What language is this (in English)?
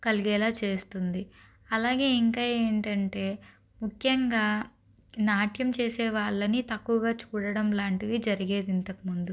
Telugu